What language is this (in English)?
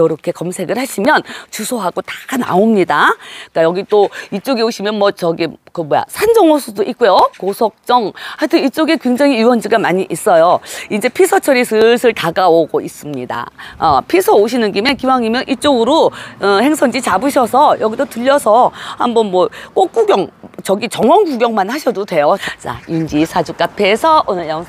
Korean